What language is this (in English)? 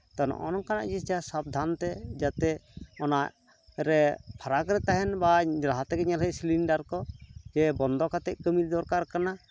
Santali